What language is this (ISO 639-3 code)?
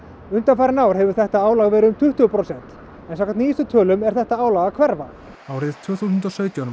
isl